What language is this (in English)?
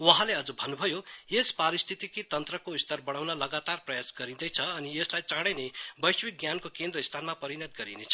Nepali